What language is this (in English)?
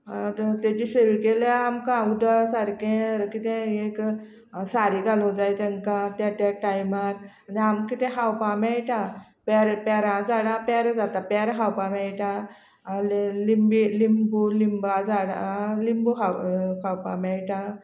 Konkani